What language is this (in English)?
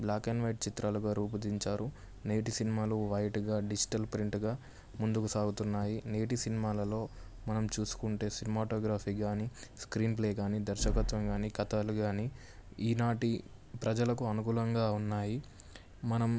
Telugu